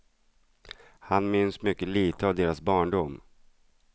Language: Swedish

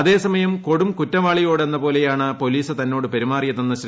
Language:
Malayalam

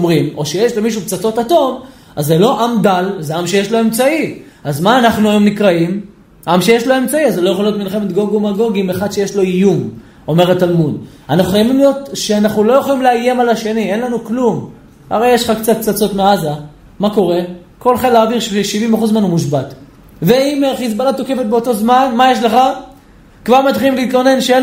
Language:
Hebrew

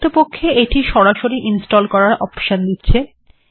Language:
Bangla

